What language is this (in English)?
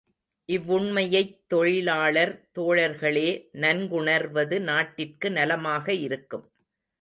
Tamil